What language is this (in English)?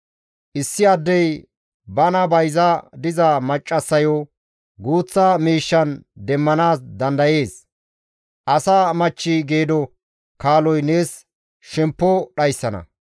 Gamo